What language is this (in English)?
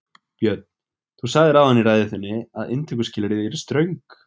Icelandic